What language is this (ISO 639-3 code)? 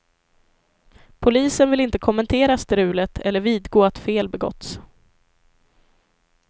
swe